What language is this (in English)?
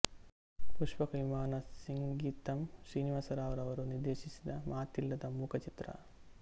Kannada